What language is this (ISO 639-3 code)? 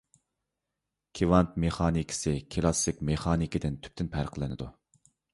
uig